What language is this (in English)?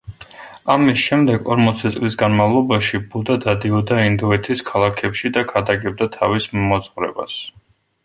Georgian